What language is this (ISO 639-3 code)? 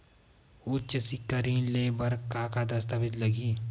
hne